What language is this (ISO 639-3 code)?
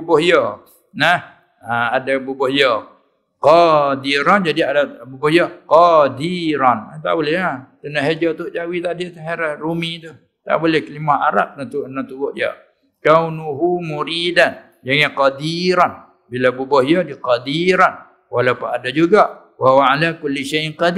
msa